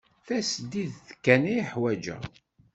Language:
Kabyle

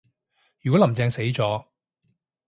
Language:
Cantonese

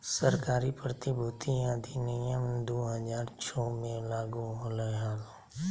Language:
Magahi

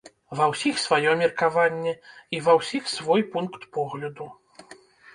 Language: Belarusian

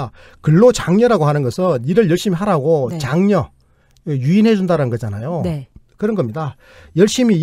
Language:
Korean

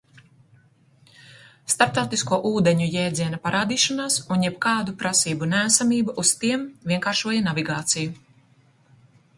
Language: Latvian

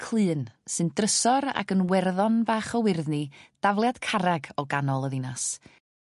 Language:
Welsh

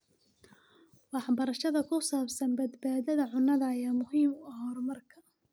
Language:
Somali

